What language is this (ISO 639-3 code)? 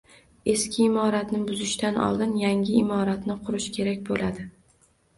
uzb